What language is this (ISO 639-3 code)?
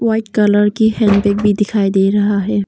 hin